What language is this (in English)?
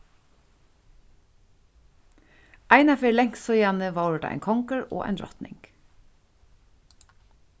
Faroese